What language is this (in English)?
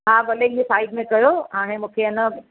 Sindhi